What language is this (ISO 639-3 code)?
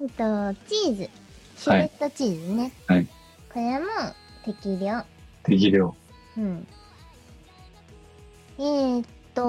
jpn